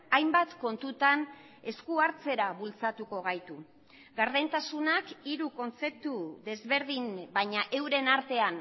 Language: Basque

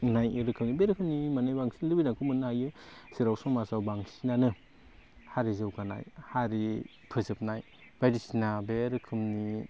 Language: Bodo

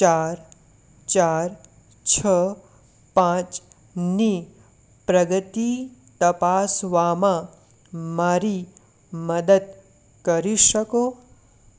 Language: Gujarati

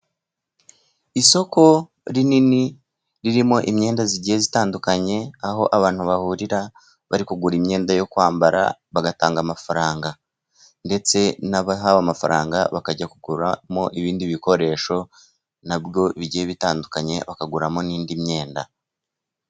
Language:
Kinyarwanda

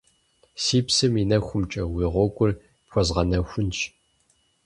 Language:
Kabardian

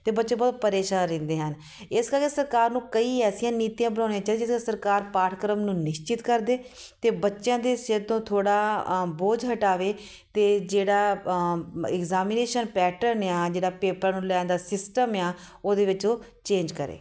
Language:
Punjabi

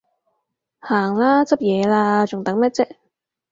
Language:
Cantonese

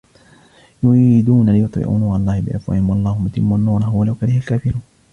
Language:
Arabic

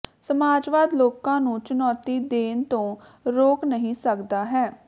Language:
Punjabi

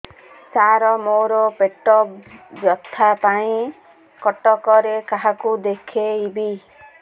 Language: Odia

